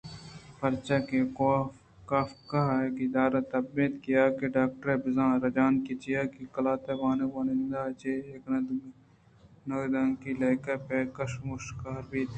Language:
Eastern Balochi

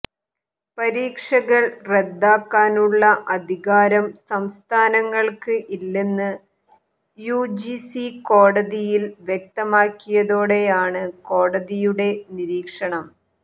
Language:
Malayalam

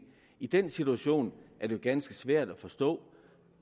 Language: Danish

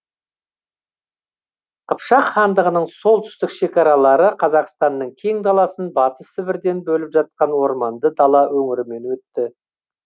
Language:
Kazakh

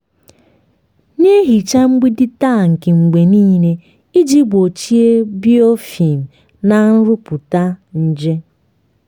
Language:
Igbo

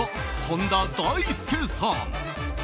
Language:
Japanese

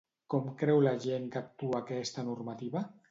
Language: Catalan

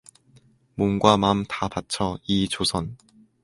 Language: Korean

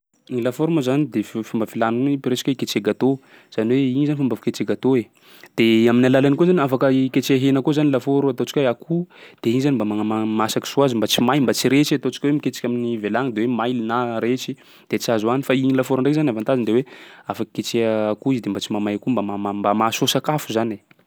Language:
Sakalava Malagasy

